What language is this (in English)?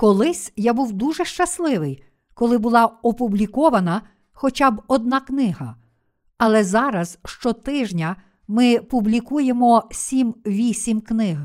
Ukrainian